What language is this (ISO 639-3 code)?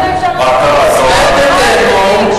heb